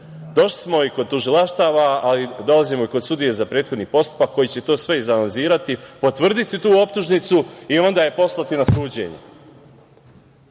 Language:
Serbian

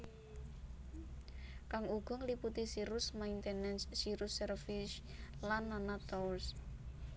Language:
Javanese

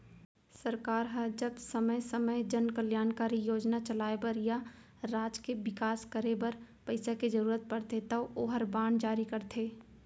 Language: Chhattisgarhi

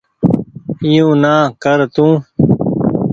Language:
Goaria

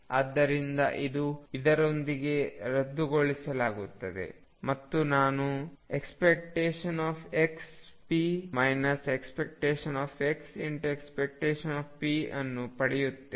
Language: Kannada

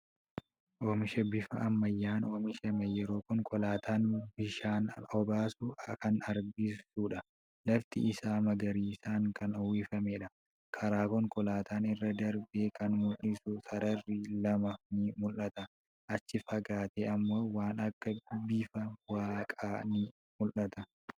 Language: Oromo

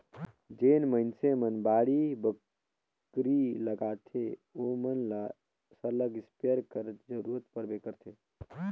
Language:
Chhattisgarhi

